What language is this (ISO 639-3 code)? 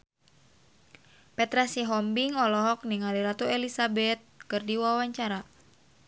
sun